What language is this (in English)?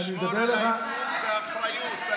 Hebrew